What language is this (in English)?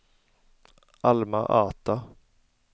Swedish